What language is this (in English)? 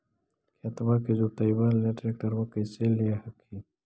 Magahi